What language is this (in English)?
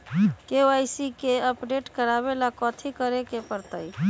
Magahi